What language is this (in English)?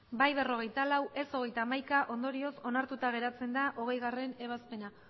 Basque